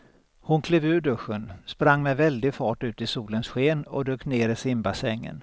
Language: Swedish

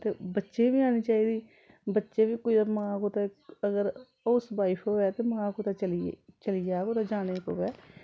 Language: Dogri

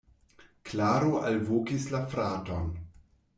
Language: Esperanto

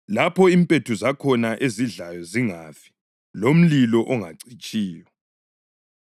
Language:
North Ndebele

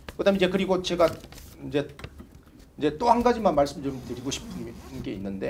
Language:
Korean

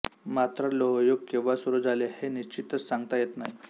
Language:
Marathi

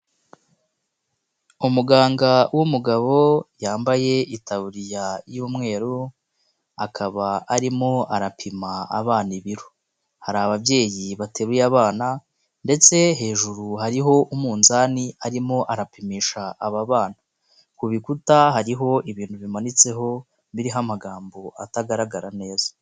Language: Kinyarwanda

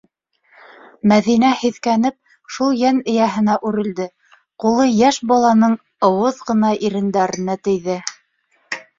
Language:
Bashkir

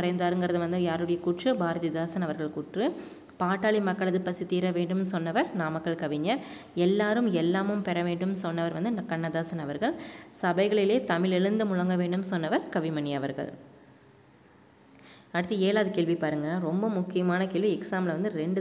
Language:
Tamil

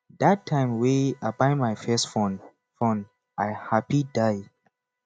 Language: Nigerian Pidgin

